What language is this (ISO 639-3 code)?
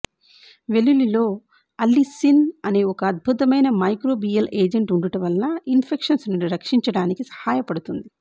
tel